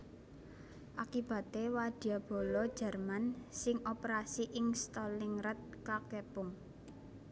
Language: Javanese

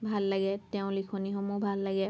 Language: Assamese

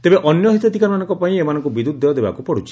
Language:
Odia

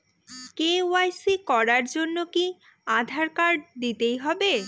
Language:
Bangla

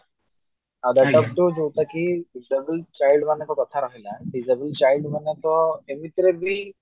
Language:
Odia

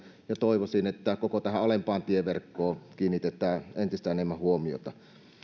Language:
Finnish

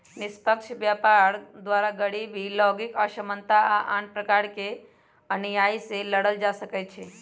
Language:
Magahi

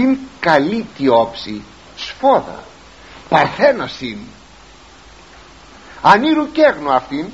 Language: Greek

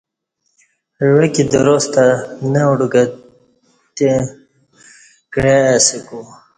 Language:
Kati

